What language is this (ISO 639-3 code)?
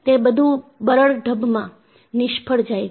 guj